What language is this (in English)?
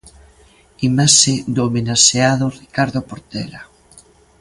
Galician